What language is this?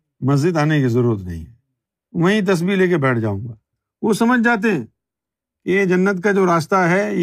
Urdu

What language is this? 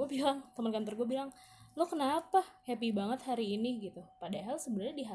Indonesian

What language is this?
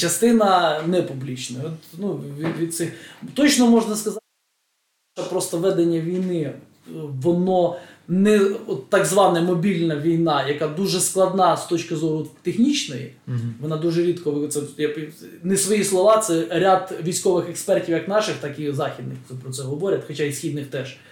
Ukrainian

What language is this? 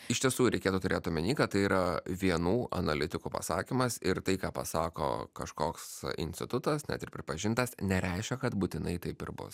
Lithuanian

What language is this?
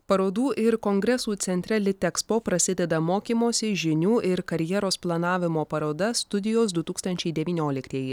Lithuanian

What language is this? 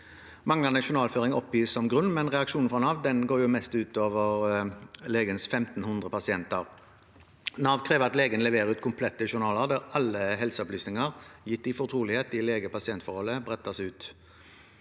Norwegian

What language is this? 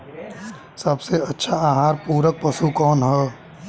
Bhojpuri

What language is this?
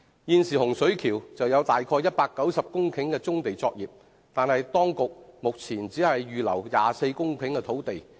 Cantonese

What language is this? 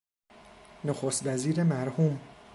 Persian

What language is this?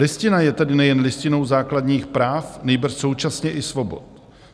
Czech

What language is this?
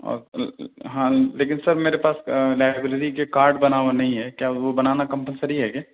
Urdu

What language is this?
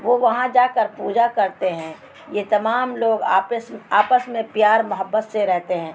Urdu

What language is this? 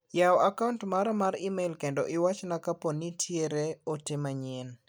Luo (Kenya and Tanzania)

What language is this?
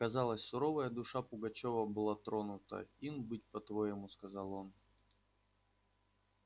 Russian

